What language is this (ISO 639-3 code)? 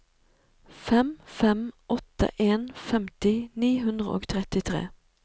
nor